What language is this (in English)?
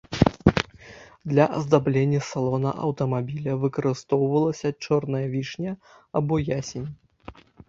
Belarusian